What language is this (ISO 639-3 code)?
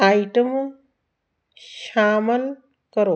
pan